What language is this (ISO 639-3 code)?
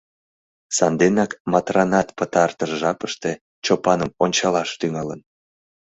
chm